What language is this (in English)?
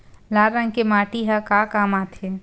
Chhattisgarhi